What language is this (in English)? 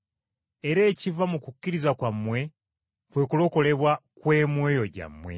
Ganda